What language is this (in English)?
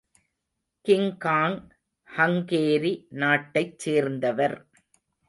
Tamil